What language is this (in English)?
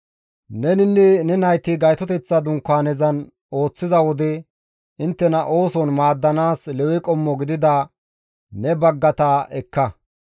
Gamo